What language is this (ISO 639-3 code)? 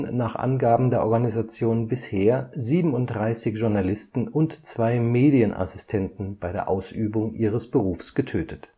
deu